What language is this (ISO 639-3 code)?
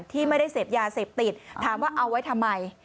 tha